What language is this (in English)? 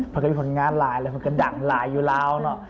Thai